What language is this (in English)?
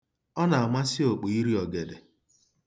Igbo